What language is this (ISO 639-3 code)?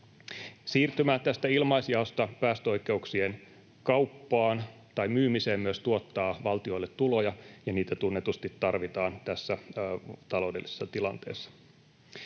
fin